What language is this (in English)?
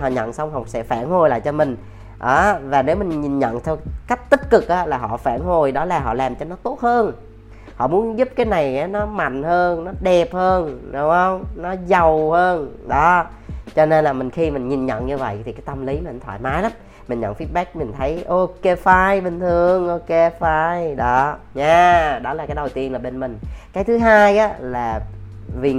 Vietnamese